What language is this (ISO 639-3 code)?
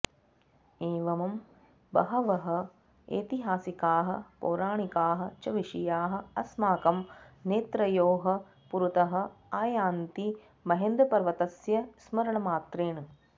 san